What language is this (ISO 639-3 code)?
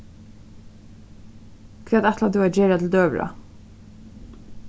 fao